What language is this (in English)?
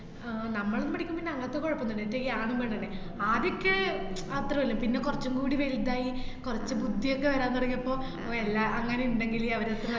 Malayalam